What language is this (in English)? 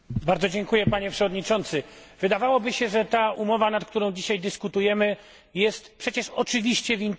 Polish